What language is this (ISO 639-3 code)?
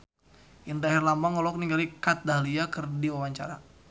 sun